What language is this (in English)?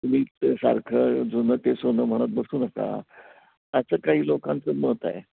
Marathi